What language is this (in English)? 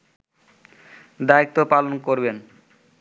Bangla